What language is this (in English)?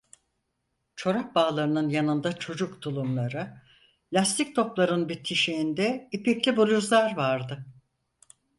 Turkish